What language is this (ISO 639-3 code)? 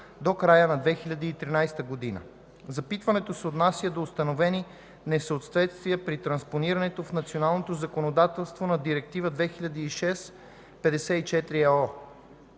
bul